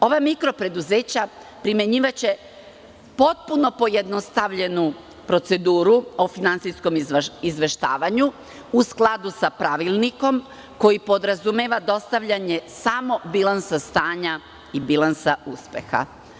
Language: Serbian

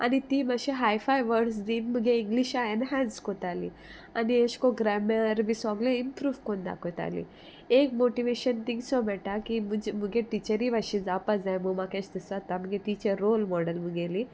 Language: Konkani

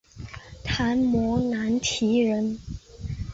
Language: Chinese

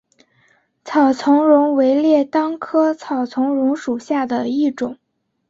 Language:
Chinese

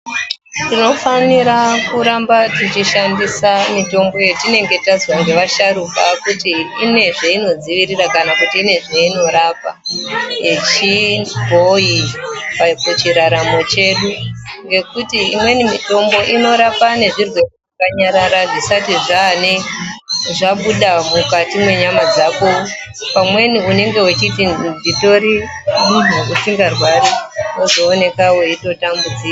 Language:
Ndau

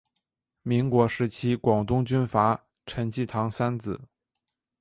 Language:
Chinese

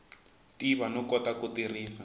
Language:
Tsonga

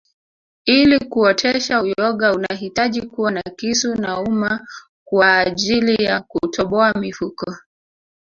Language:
Swahili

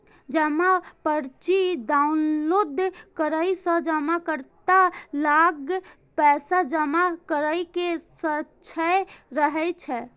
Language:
Maithili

